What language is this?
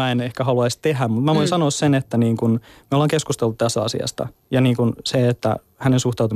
Finnish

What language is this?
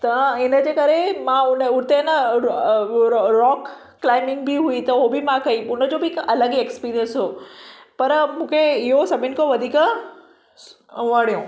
Sindhi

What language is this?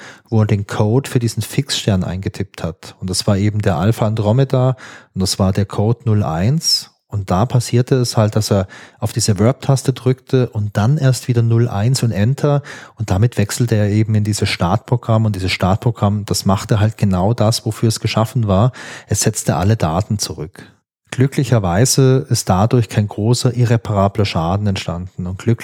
German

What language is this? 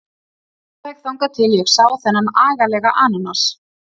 Icelandic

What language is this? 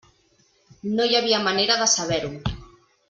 Catalan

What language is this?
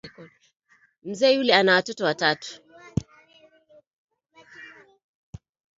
Swahili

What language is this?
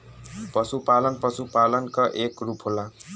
Bhojpuri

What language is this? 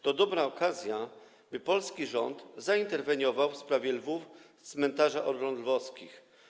Polish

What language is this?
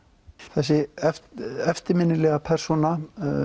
Icelandic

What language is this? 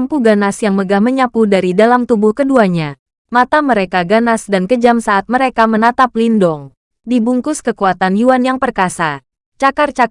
Indonesian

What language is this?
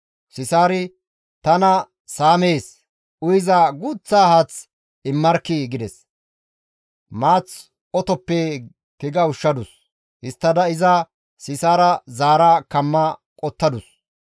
Gamo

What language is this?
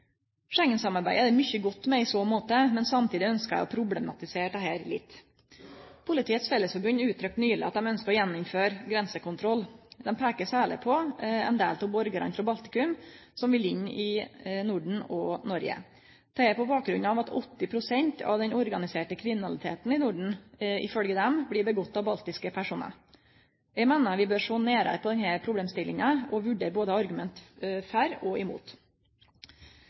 Norwegian Nynorsk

